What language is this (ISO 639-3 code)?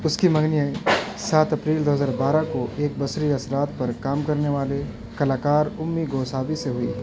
urd